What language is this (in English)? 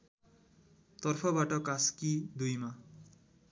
Nepali